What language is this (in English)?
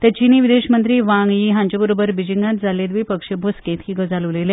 Konkani